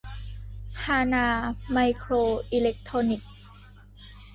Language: Thai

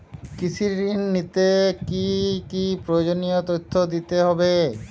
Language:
Bangla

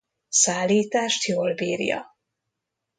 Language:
Hungarian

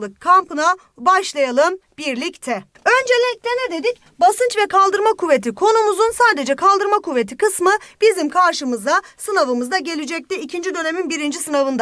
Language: Turkish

